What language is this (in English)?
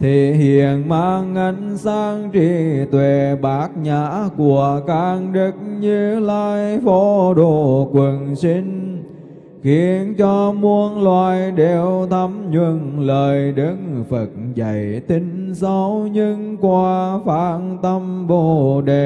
Vietnamese